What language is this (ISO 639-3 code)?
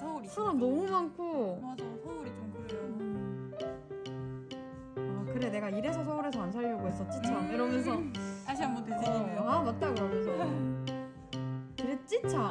kor